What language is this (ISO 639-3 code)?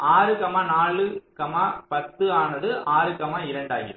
tam